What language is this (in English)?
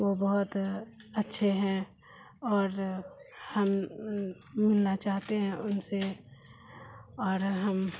Urdu